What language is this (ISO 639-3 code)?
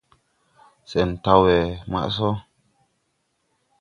tui